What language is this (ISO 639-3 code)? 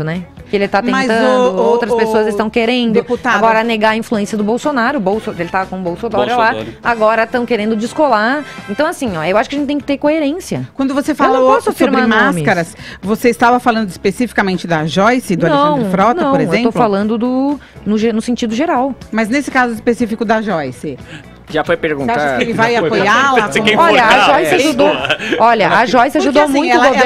por